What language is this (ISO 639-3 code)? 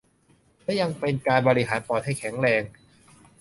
tha